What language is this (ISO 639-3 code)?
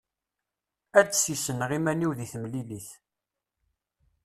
kab